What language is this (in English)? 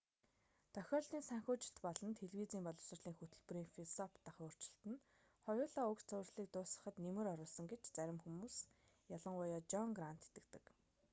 Mongolian